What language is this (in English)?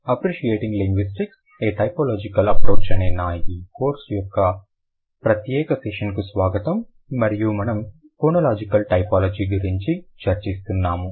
Telugu